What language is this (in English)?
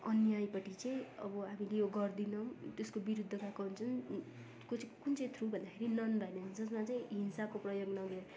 Nepali